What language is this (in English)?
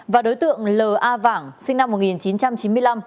Vietnamese